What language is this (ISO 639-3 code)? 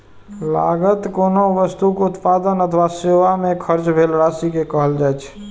mai